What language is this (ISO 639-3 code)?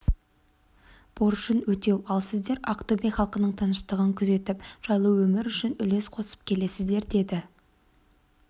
kaz